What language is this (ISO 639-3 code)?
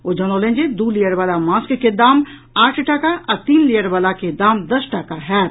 mai